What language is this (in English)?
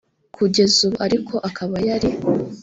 Kinyarwanda